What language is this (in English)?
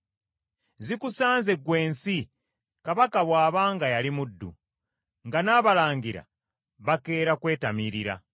Ganda